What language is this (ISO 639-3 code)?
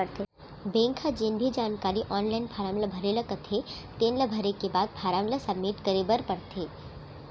hne